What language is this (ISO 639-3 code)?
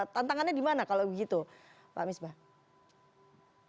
ind